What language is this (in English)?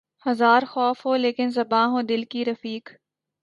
Urdu